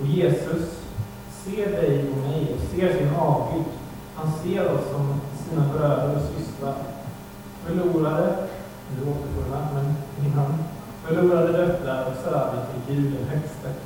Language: Swedish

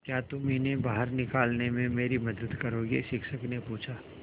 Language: Hindi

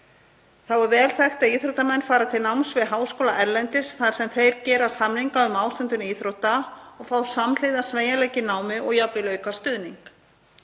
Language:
Icelandic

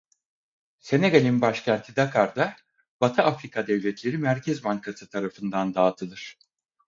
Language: Turkish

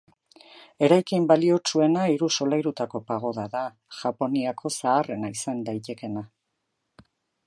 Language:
Basque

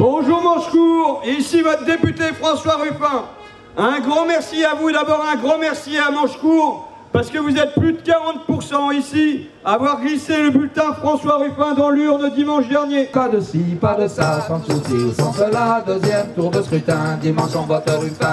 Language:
French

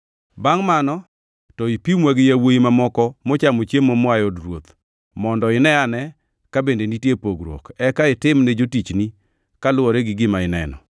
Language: Luo (Kenya and Tanzania)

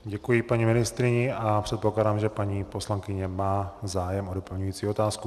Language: Czech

